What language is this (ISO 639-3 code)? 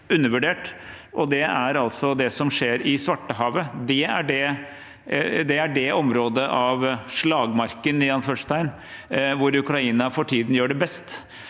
nor